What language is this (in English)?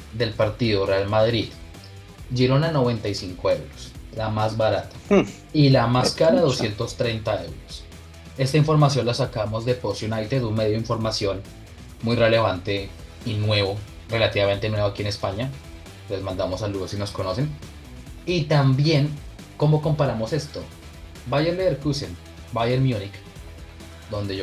Spanish